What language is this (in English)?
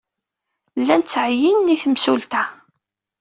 Kabyle